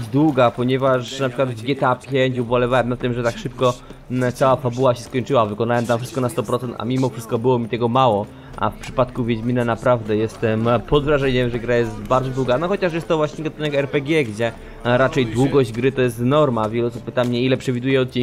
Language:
Polish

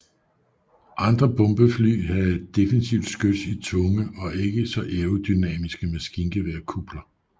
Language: Danish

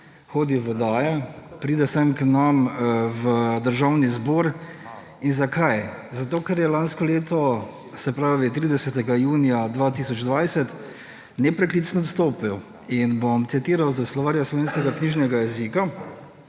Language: Slovenian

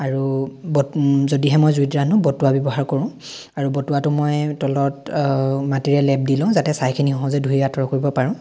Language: Assamese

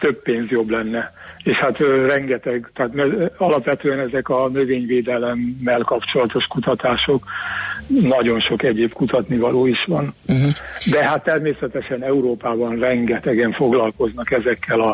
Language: Hungarian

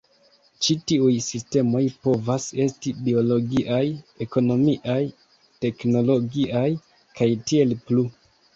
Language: Esperanto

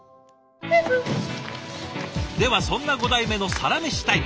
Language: Japanese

